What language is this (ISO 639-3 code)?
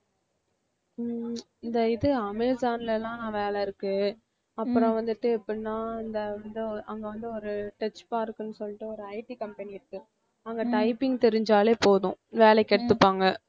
tam